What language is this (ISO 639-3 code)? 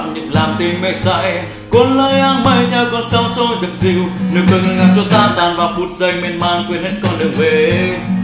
vie